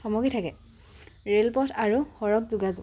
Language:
Assamese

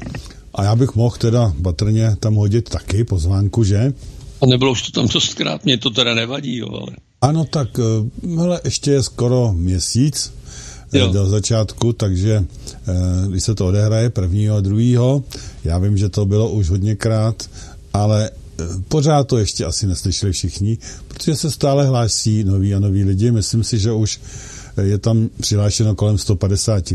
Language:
Czech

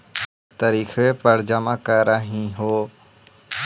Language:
Magahi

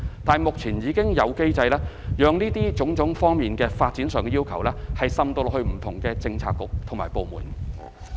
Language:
Cantonese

